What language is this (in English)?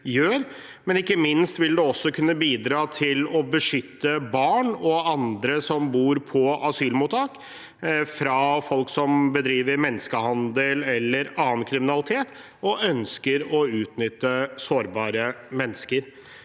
Norwegian